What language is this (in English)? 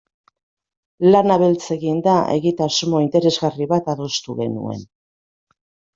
Basque